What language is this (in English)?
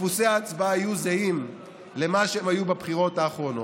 Hebrew